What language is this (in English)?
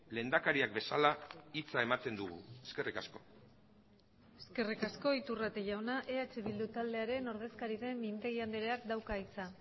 Basque